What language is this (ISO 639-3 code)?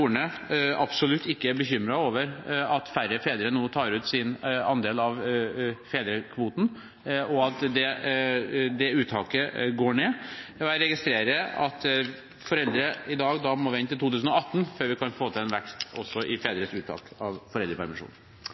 nob